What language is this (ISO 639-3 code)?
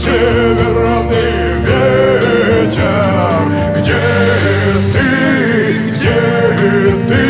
rus